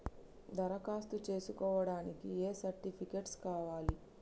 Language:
Telugu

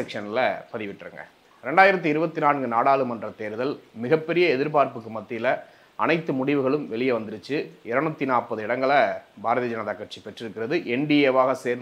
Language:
Korean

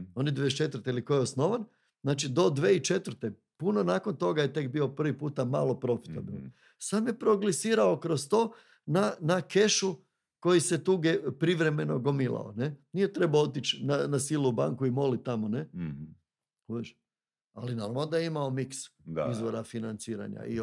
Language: Croatian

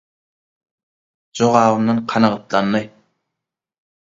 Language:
Turkmen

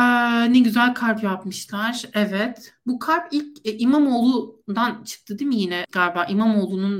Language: Turkish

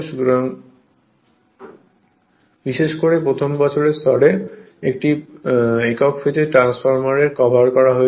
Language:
Bangla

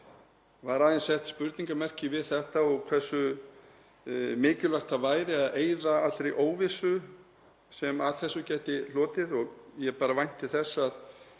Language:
Icelandic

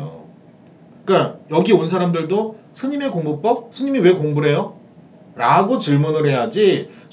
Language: Korean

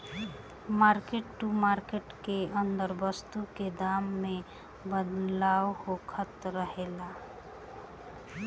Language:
Bhojpuri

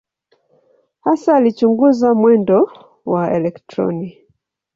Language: Swahili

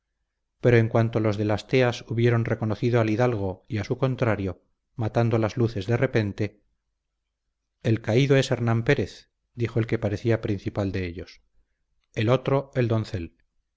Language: Spanish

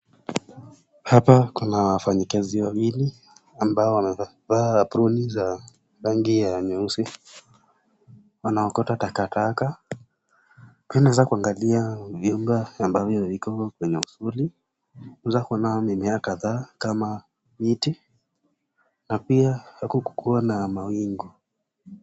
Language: Swahili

